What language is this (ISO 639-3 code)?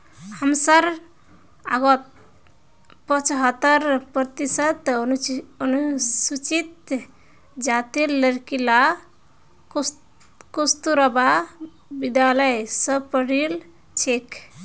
mag